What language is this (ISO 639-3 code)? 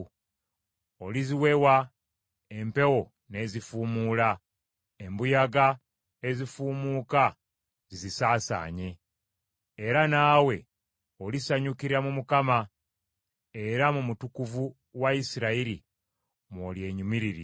lug